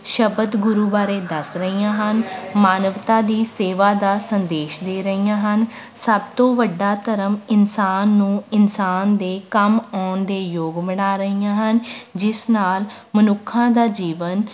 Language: Punjabi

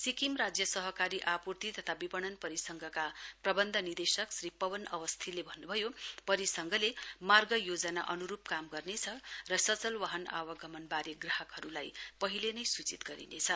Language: Nepali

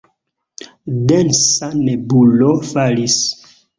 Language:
Esperanto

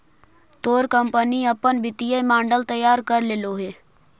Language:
Magahi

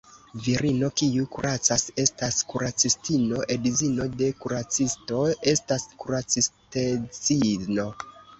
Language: Esperanto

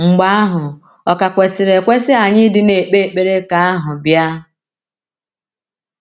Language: Igbo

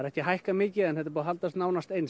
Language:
Icelandic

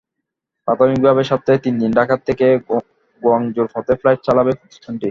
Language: Bangla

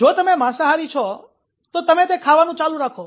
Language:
Gujarati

